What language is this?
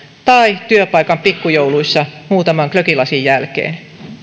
Finnish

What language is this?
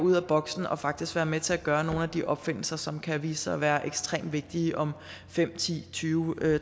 Danish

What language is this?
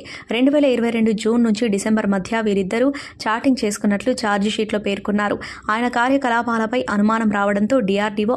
Telugu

